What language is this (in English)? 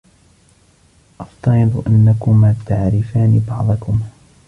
Arabic